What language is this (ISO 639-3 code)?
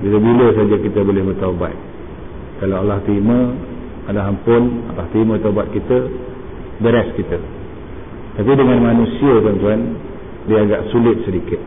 msa